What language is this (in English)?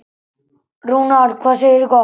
Icelandic